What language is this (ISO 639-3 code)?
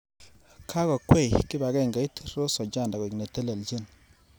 kln